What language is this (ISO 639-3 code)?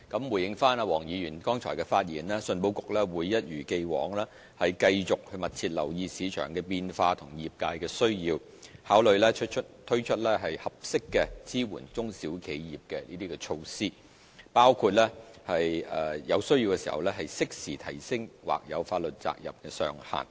yue